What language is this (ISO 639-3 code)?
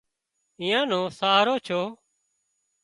kxp